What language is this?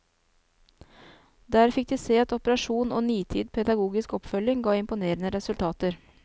Norwegian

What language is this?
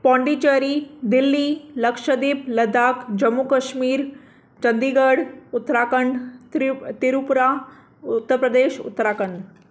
Sindhi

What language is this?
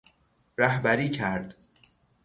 Persian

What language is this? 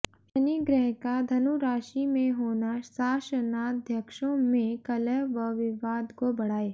Hindi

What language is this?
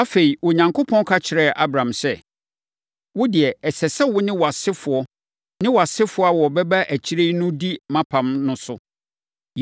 Akan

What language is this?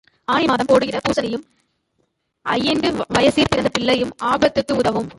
Tamil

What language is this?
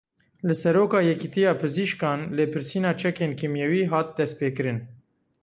Kurdish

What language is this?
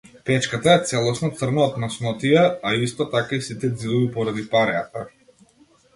Macedonian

